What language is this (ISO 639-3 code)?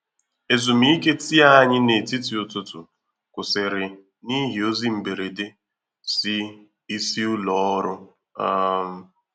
ibo